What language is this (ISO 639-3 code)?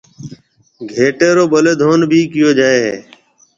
mve